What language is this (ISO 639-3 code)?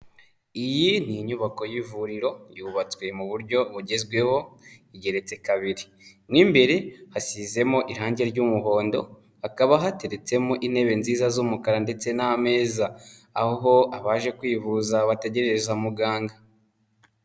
kin